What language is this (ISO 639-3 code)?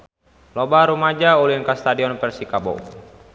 sun